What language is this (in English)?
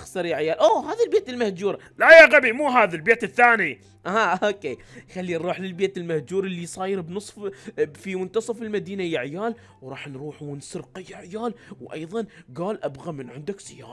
Arabic